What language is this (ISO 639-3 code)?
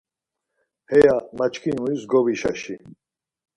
lzz